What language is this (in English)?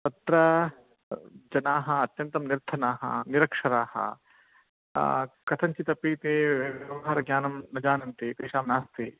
Sanskrit